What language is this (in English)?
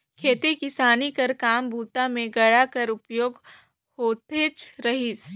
Chhattisgarhi